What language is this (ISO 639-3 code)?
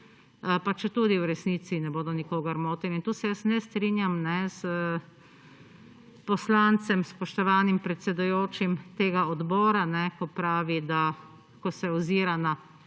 slv